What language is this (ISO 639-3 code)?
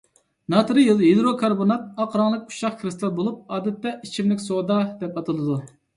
uig